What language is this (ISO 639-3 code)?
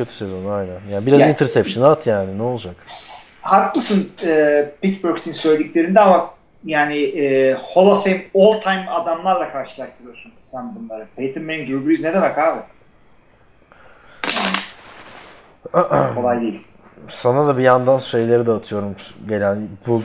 tur